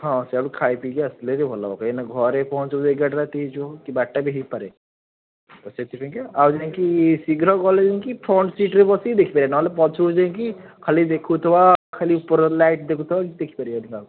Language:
Odia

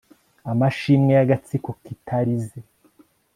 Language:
Kinyarwanda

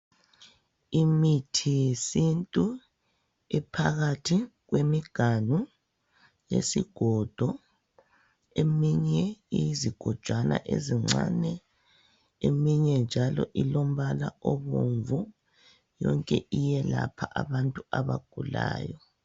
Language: North Ndebele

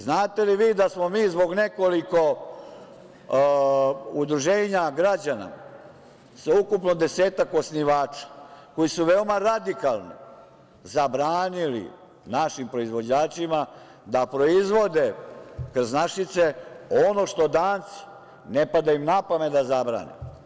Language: Serbian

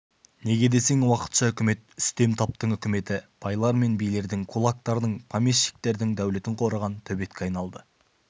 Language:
Kazakh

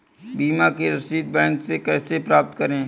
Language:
Hindi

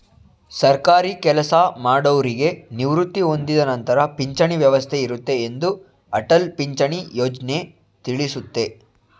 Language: Kannada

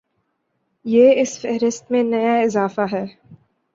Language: Urdu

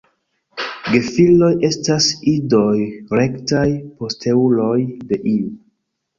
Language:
Esperanto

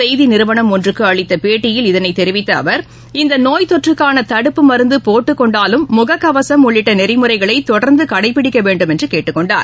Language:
Tamil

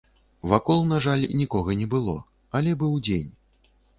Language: Belarusian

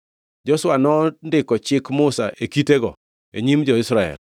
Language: Luo (Kenya and Tanzania)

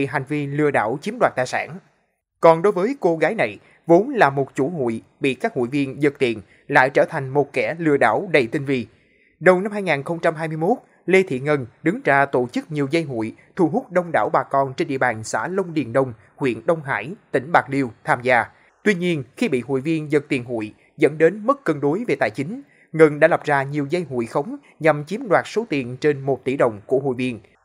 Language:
Vietnamese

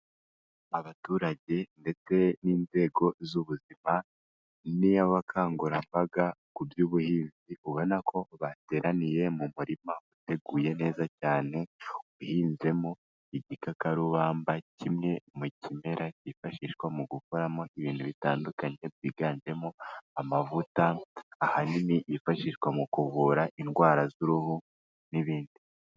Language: Kinyarwanda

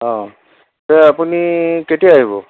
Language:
Assamese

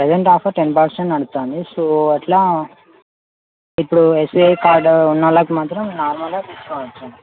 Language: Telugu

